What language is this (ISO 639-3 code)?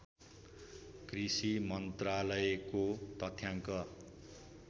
nep